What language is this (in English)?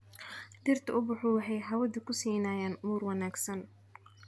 Somali